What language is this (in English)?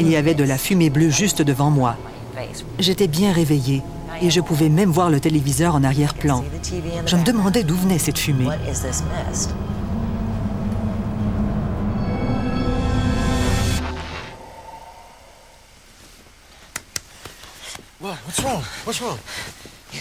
French